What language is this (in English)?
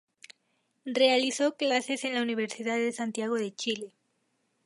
Spanish